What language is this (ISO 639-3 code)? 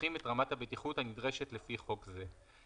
heb